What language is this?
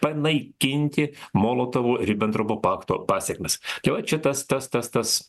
Lithuanian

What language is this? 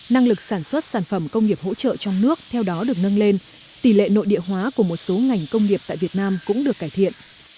Vietnamese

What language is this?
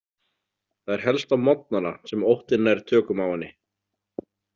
Icelandic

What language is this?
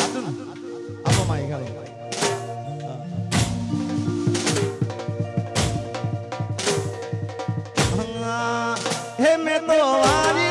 Gujarati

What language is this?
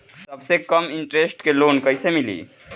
Bhojpuri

